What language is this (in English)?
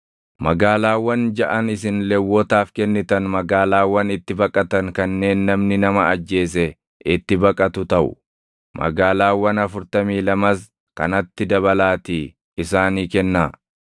Oromo